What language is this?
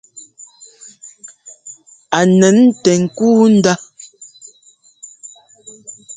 Ngomba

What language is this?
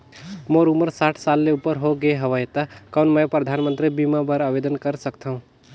Chhattisgarhi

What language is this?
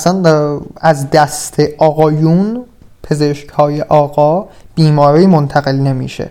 Persian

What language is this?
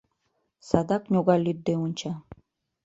Mari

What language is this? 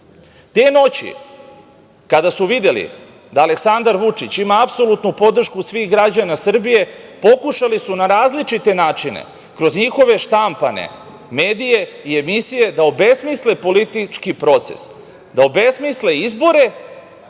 Serbian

